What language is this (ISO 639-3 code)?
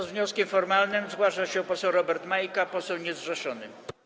pol